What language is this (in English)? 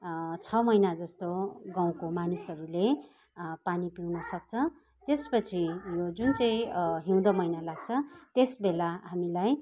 Nepali